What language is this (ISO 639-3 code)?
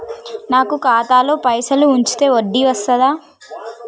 tel